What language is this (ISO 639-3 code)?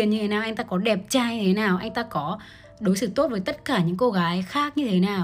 vie